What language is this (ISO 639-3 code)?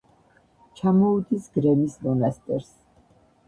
kat